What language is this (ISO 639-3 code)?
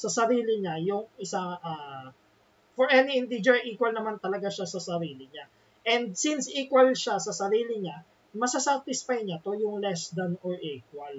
fil